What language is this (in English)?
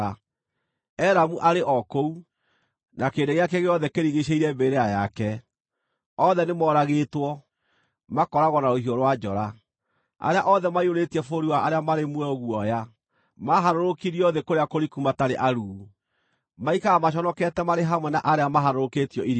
Kikuyu